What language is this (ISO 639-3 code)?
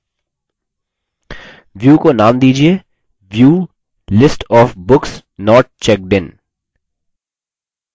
hin